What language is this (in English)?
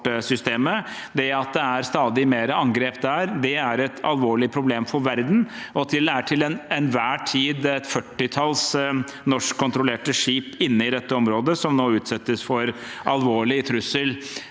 Norwegian